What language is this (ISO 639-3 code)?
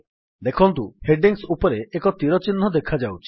ori